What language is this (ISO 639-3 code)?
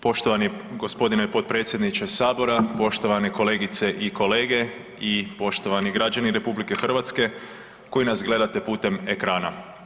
hrv